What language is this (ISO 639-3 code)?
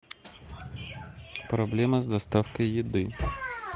rus